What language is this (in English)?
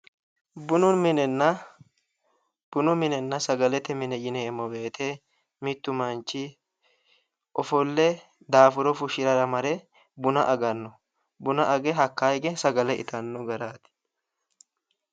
Sidamo